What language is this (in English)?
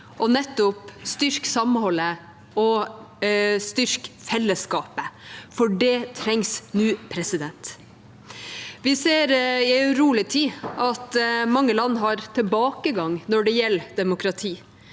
Norwegian